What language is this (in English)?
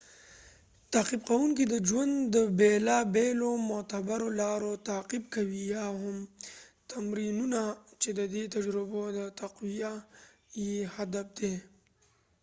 Pashto